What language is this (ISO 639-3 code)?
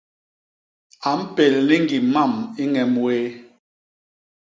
bas